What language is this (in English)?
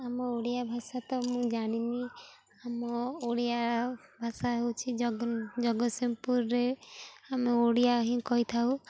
Odia